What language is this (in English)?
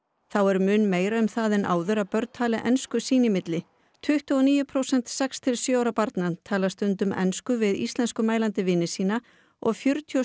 Icelandic